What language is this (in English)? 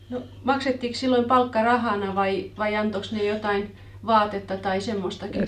Finnish